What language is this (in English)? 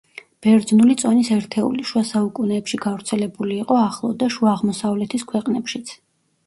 Georgian